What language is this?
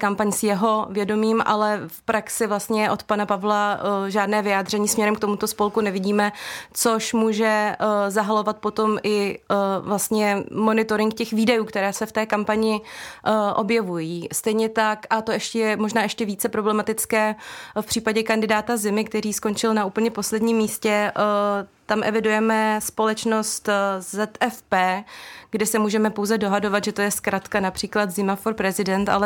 Czech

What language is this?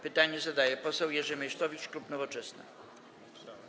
Polish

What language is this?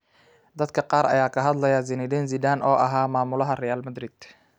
Somali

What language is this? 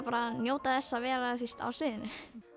Icelandic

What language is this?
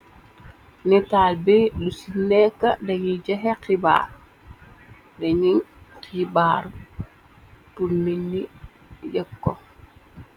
Wolof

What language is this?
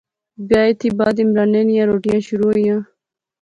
Pahari-Potwari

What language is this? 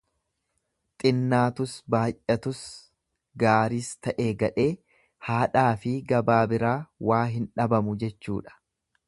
Oromo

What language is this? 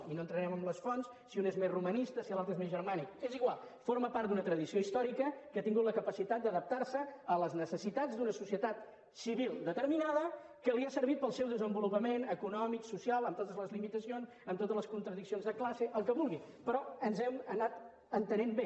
Catalan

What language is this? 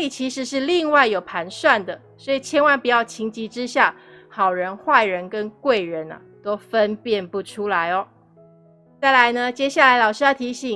Chinese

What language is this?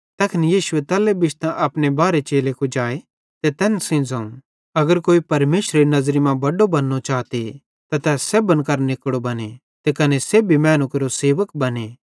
Bhadrawahi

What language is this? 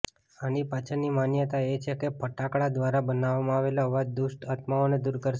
Gujarati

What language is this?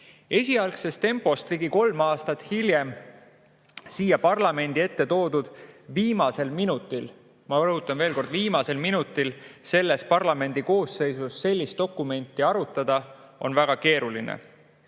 Estonian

